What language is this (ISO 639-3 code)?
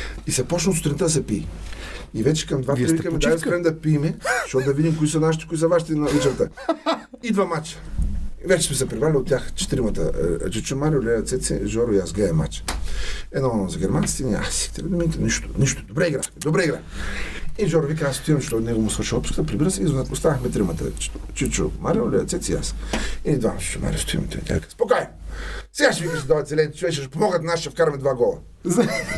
bul